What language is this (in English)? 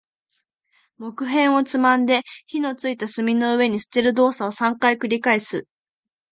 Japanese